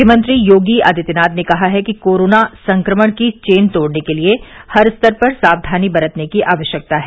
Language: Hindi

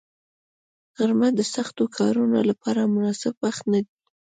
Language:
Pashto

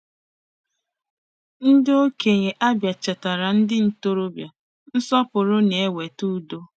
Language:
Igbo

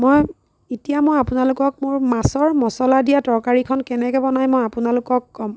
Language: Assamese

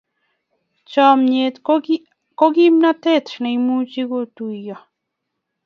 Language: Kalenjin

